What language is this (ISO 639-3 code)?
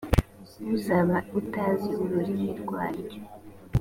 kin